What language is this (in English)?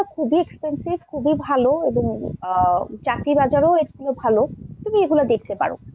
Bangla